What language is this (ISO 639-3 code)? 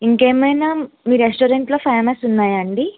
tel